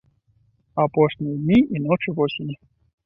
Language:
Belarusian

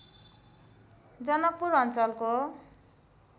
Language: Nepali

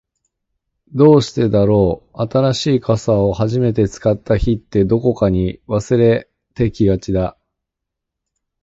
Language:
Japanese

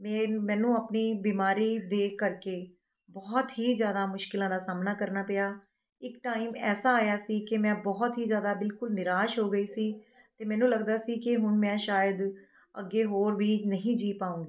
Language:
Punjabi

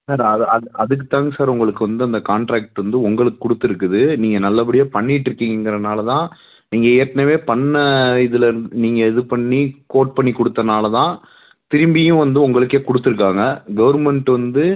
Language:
Tamil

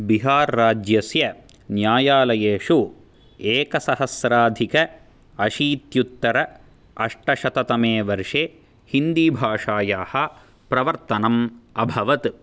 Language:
Sanskrit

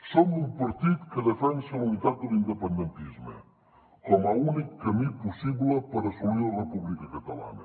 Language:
Catalan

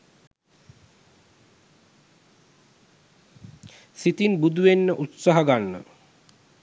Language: Sinhala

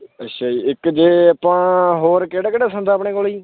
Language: Punjabi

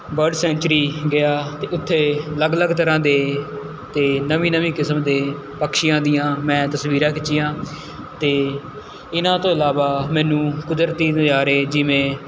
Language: Punjabi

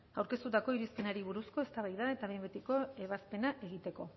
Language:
Basque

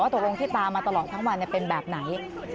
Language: Thai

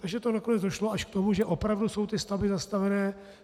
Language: Czech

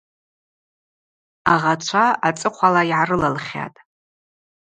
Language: Abaza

